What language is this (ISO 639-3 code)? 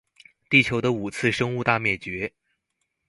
zho